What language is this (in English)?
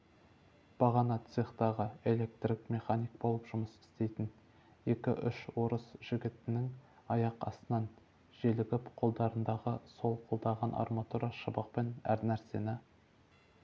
Kazakh